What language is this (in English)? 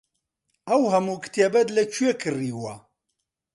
Central Kurdish